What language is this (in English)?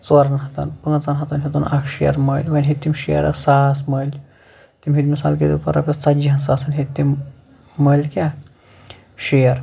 Kashmiri